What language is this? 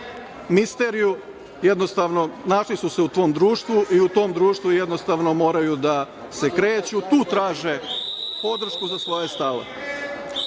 Serbian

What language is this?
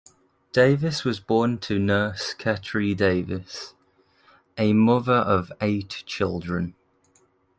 English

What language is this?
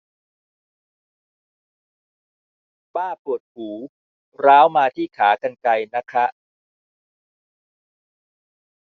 Thai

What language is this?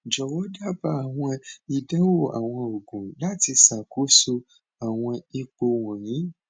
Yoruba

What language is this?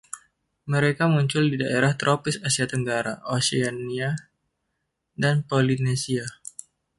Indonesian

